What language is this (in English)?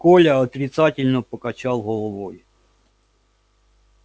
Russian